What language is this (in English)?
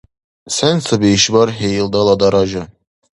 Dargwa